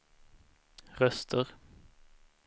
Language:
Swedish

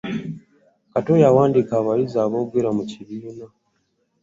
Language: Ganda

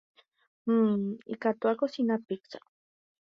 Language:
Guarani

